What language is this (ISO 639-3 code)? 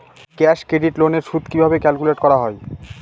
ben